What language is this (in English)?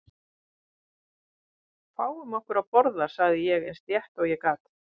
Icelandic